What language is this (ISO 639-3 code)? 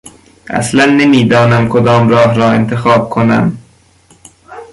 fas